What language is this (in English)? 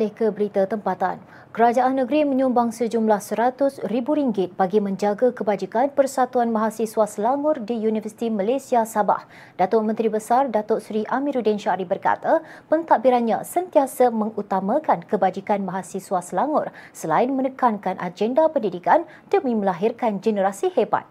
Malay